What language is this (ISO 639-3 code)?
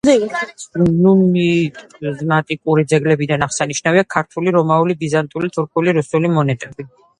kat